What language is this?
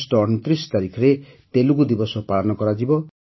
Odia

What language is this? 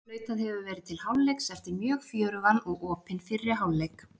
Icelandic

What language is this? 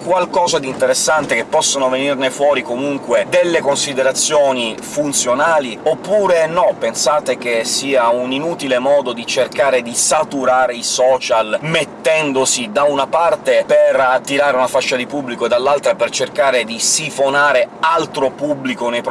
Italian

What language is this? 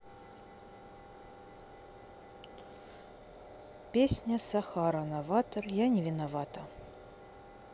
Russian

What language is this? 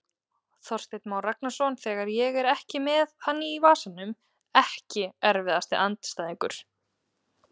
Icelandic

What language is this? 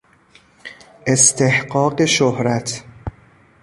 Persian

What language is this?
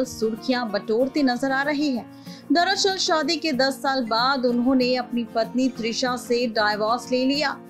Hindi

